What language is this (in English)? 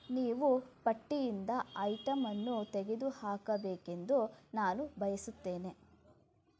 Kannada